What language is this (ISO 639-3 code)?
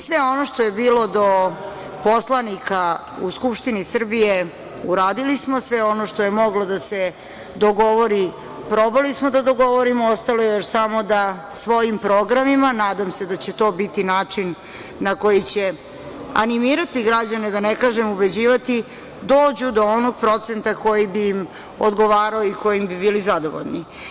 srp